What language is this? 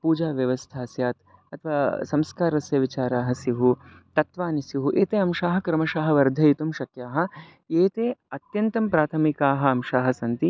Sanskrit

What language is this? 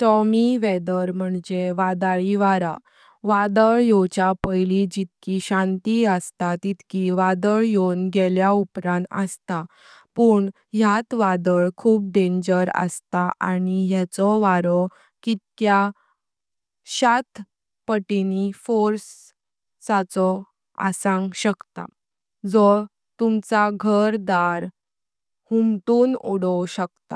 Konkani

